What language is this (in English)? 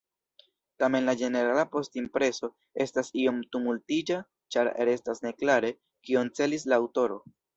Esperanto